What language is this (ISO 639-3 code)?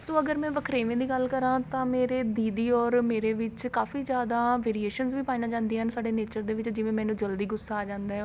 pan